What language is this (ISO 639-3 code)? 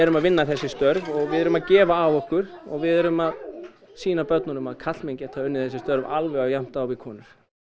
isl